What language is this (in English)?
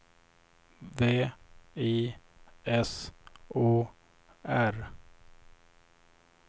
Swedish